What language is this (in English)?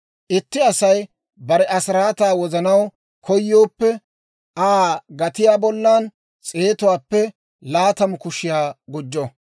Dawro